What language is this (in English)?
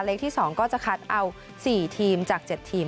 Thai